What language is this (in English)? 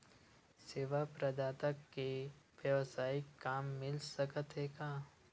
Chhattisgarhi